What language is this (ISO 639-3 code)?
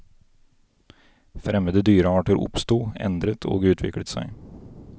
nor